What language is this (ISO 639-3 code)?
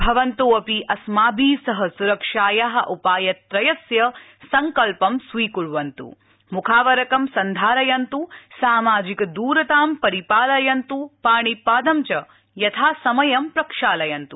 san